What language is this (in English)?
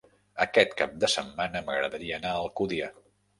Catalan